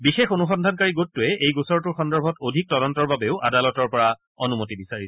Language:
Assamese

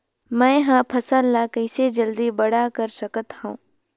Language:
Chhattisgarhi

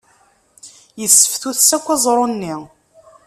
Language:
Kabyle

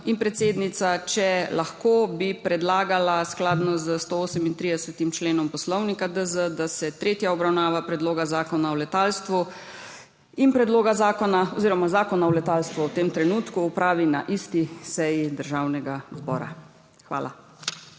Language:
Slovenian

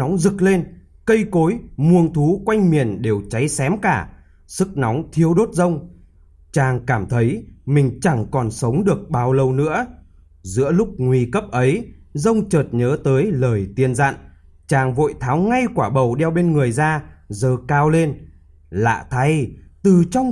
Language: Vietnamese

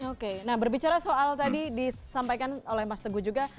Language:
Indonesian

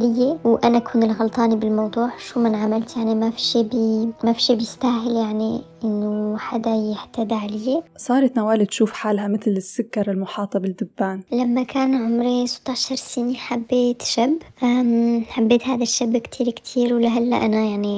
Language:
Arabic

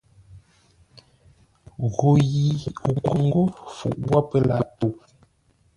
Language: Ngombale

